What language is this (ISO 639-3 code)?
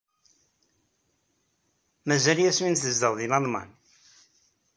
kab